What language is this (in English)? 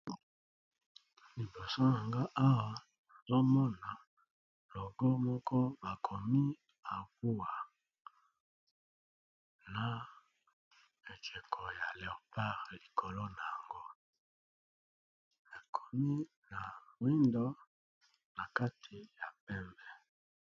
Lingala